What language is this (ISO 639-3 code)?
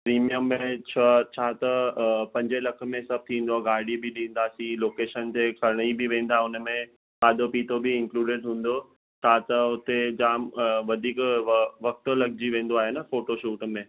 snd